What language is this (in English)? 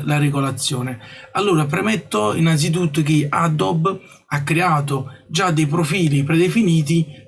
Italian